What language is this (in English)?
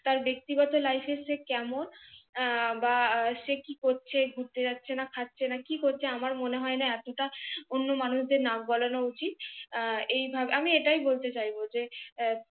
Bangla